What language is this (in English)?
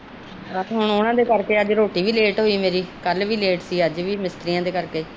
Punjabi